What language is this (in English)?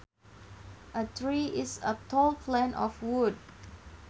Sundanese